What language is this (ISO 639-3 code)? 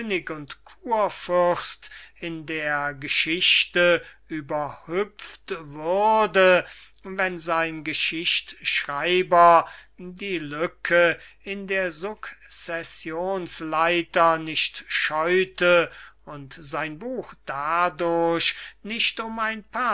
deu